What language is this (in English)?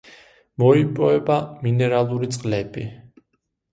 Georgian